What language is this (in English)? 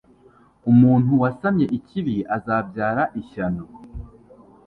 Kinyarwanda